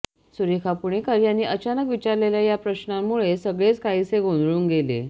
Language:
Marathi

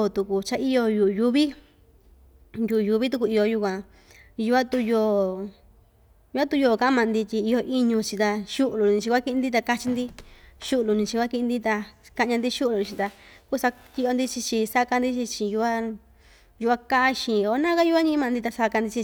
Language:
Ixtayutla Mixtec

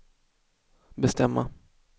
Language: Swedish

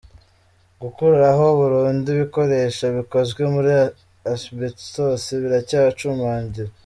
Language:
Kinyarwanda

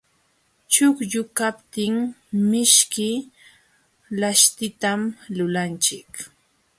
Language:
Jauja Wanca Quechua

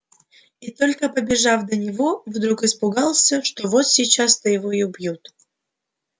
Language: Russian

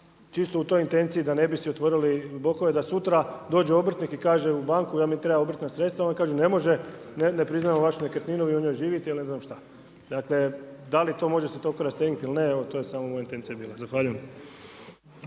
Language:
Croatian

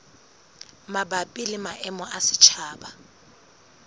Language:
Southern Sotho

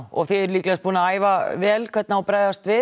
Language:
Icelandic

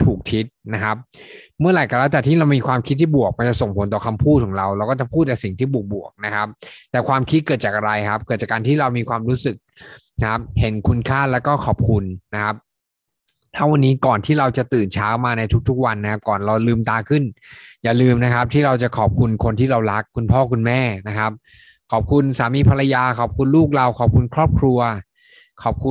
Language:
Thai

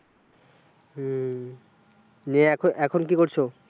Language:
Bangla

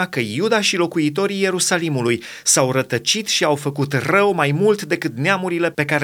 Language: Romanian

